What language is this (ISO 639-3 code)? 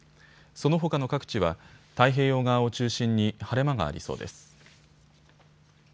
jpn